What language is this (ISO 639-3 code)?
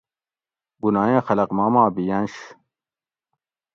gwc